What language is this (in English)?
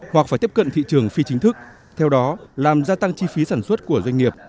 Vietnamese